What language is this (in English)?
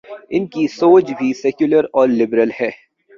Urdu